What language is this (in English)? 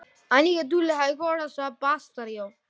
Icelandic